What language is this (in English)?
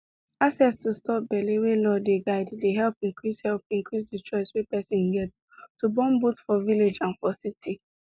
Nigerian Pidgin